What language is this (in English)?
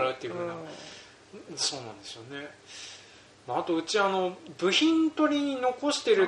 Japanese